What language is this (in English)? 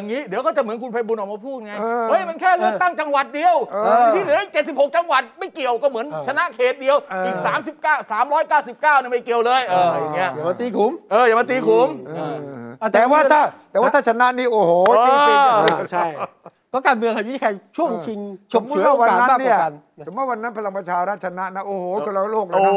Thai